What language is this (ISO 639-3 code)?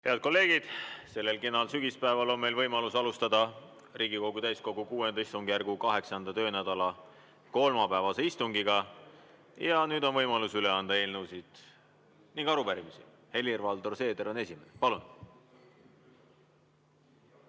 est